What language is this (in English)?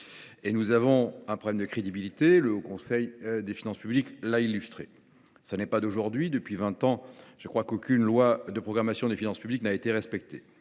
French